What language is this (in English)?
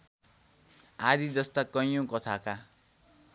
Nepali